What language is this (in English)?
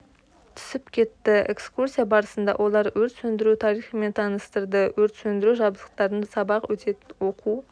Kazakh